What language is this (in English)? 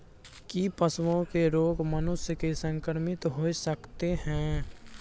Maithili